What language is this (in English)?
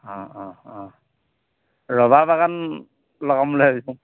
Assamese